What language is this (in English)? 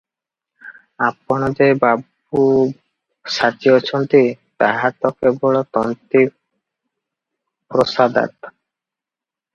Odia